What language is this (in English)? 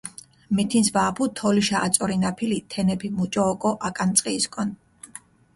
Mingrelian